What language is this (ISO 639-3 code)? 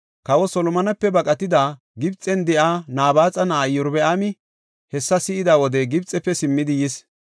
gof